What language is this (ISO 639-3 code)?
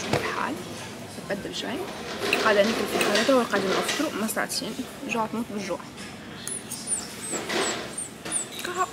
ara